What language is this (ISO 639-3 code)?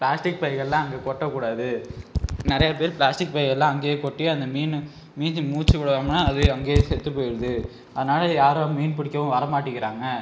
tam